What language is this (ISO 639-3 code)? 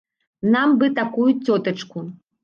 bel